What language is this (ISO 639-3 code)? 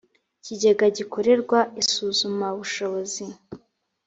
kin